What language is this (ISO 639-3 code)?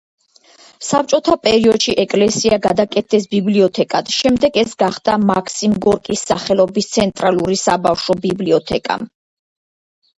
kat